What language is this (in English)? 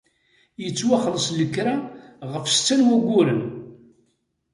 Kabyle